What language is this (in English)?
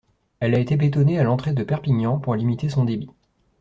French